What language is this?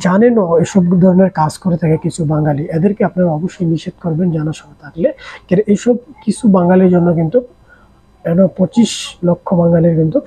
Arabic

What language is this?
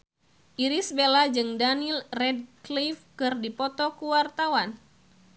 Sundanese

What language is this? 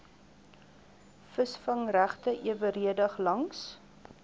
Afrikaans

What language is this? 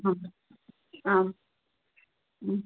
Sanskrit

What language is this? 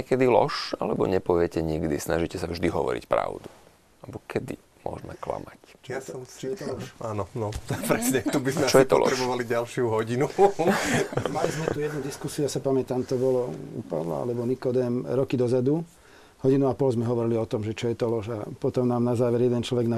Slovak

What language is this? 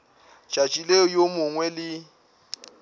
Northern Sotho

